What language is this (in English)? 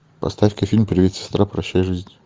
Russian